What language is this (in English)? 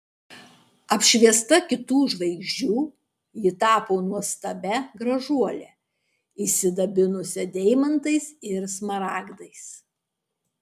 Lithuanian